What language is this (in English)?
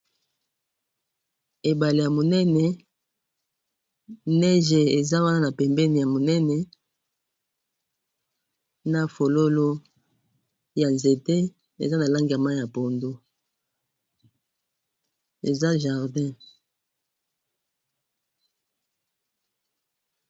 Lingala